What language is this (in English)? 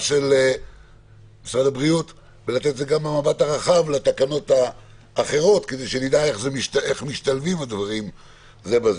Hebrew